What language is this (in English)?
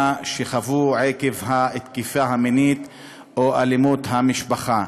Hebrew